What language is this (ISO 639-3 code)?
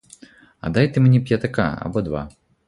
ukr